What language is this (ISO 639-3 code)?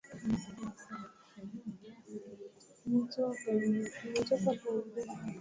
swa